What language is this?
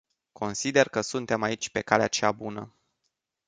Romanian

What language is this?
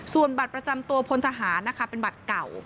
Thai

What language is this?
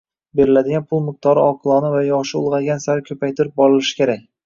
Uzbek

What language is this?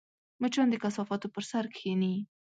Pashto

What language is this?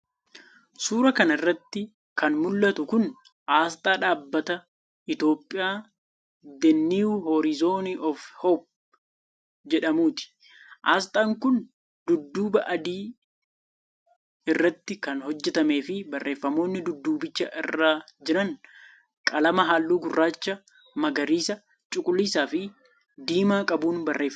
Oromo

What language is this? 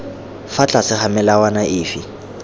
Tswana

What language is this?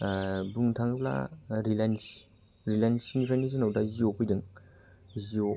Bodo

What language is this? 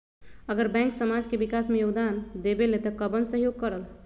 Magahi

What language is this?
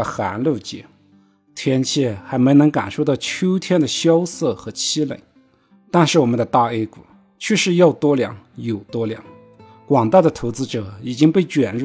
Chinese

